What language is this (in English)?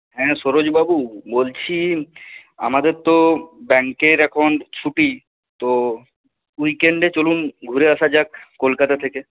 Bangla